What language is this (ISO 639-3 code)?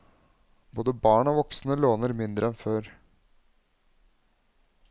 nor